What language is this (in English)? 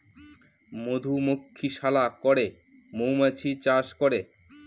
Bangla